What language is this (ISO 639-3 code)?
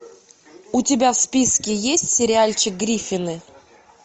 rus